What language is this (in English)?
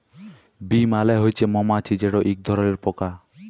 Bangla